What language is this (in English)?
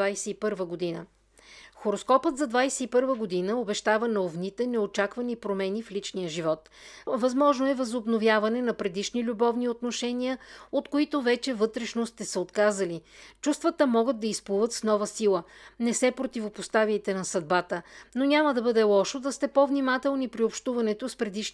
Bulgarian